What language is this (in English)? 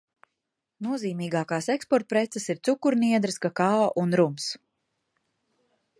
Latvian